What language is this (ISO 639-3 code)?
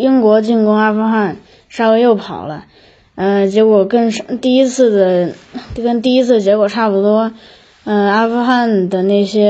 zho